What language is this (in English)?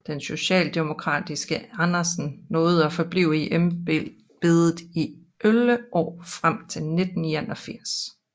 Danish